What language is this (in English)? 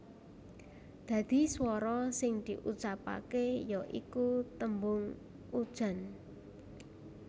Javanese